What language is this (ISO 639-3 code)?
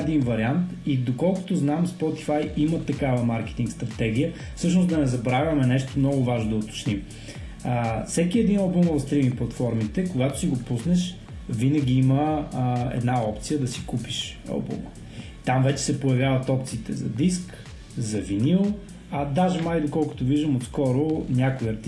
bul